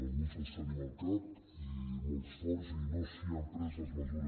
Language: Catalan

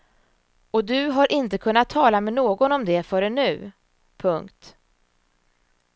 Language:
Swedish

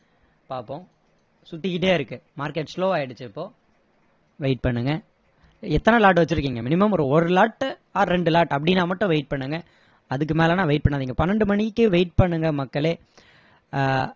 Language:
Tamil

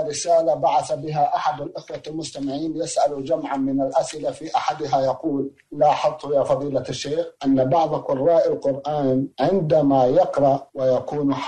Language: Arabic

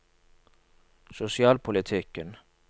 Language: Norwegian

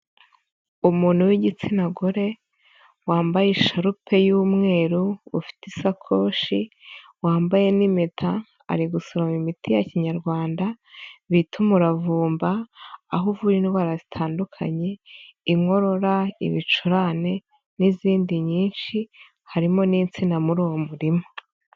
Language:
Kinyarwanda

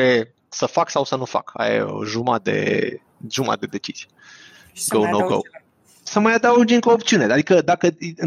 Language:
Romanian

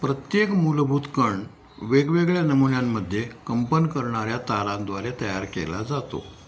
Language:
Marathi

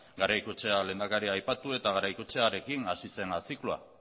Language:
Basque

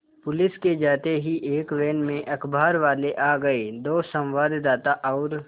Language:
Hindi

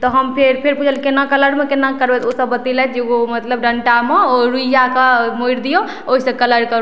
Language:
Maithili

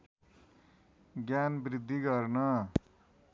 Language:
Nepali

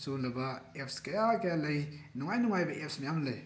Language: Manipuri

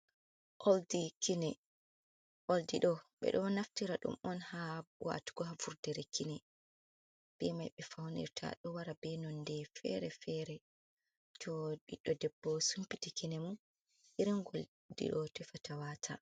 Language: Fula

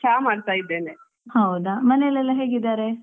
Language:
Kannada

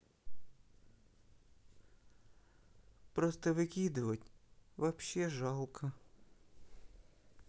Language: Russian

